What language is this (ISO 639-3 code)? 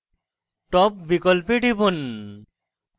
ben